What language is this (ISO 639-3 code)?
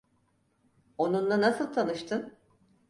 tur